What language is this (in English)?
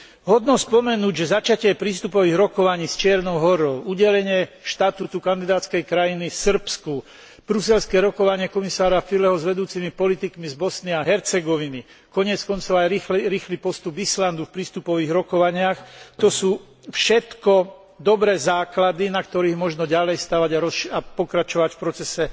Slovak